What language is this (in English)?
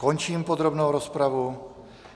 Czech